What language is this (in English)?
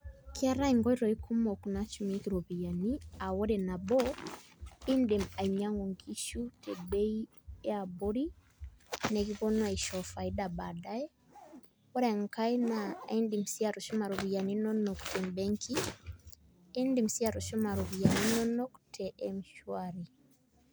Masai